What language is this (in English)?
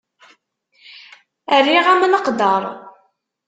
Kabyle